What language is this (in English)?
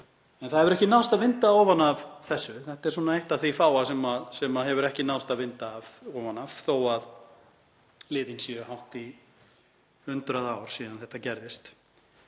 Icelandic